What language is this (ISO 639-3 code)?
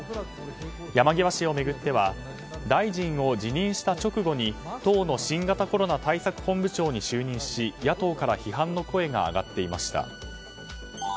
jpn